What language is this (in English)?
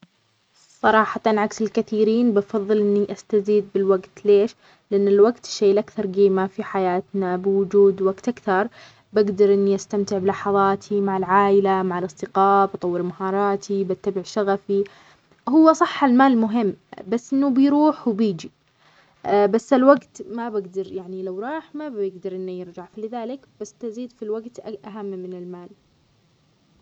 Omani Arabic